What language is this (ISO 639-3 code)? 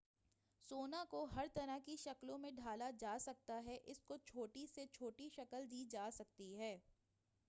urd